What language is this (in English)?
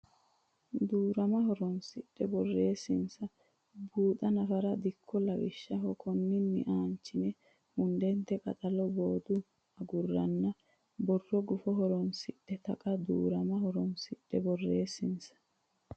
Sidamo